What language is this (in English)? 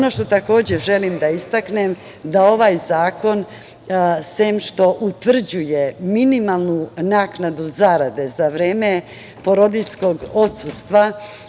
Serbian